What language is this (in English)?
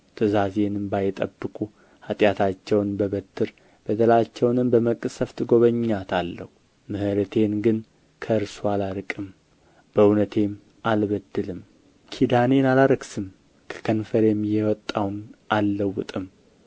Amharic